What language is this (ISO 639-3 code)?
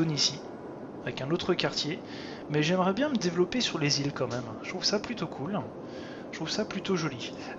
fra